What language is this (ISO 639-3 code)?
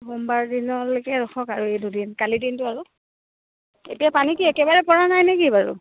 asm